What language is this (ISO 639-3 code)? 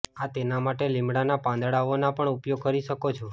guj